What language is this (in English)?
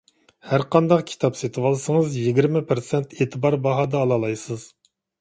Uyghur